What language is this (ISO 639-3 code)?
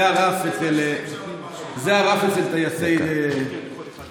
heb